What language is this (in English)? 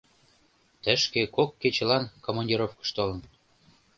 Mari